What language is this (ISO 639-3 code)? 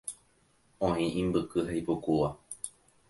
grn